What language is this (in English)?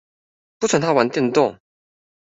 Chinese